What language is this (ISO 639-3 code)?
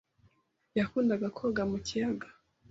kin